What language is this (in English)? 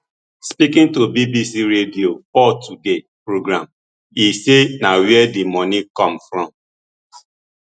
Nigerian Pidgin